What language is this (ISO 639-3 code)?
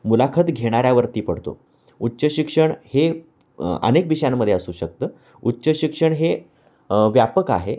mar